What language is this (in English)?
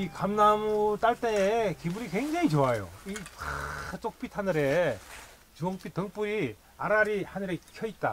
Korean